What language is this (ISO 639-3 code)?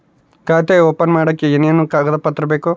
kan